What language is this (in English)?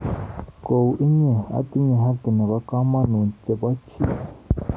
Kalenjin